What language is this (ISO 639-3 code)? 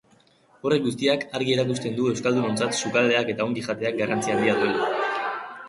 eus